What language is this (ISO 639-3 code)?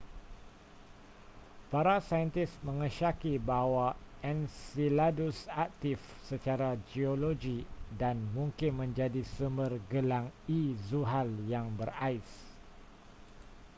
msa